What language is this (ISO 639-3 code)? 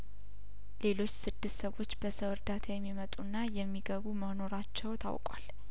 amh